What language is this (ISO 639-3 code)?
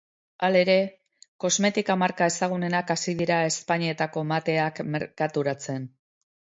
eus